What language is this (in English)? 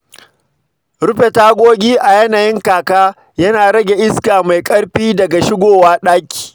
Hausa